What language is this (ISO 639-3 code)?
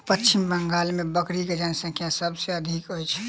mai